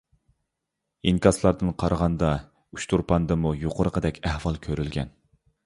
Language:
Uyghur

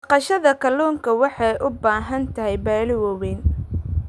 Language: Somali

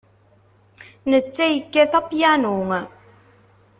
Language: Kabyle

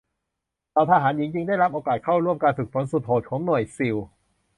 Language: Thai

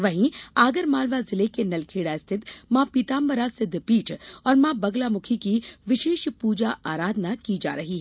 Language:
Hindi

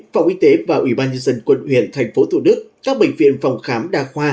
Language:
Vietnamese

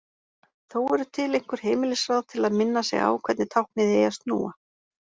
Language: Icelandic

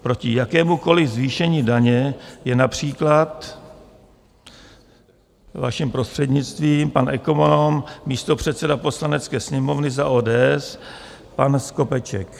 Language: Czech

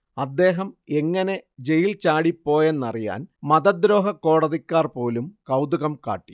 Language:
Malayalam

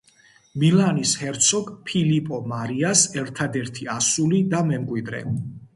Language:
Georgian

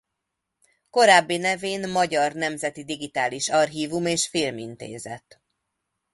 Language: Hungarian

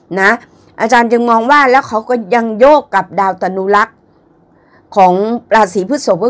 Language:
Thai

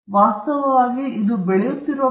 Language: Kannada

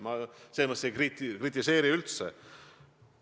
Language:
Estonian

